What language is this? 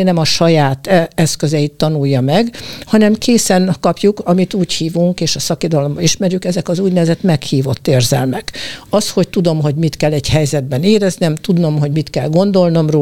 Hungarian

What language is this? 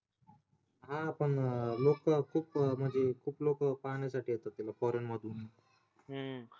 Marathi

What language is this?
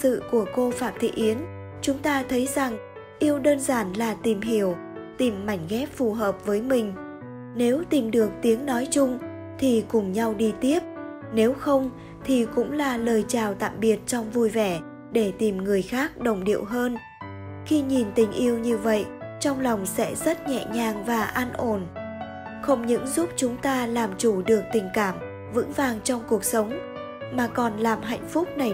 Vietnamese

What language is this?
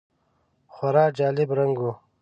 Pashto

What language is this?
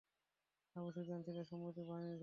Bangla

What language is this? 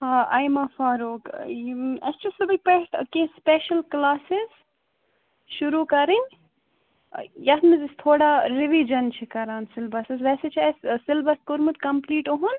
Kashmiri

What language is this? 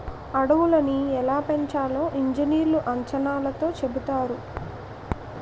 Telugu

